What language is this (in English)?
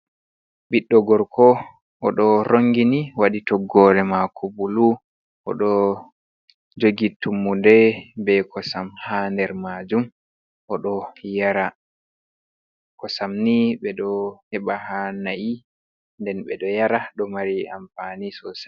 Fula